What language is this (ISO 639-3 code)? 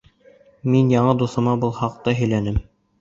bak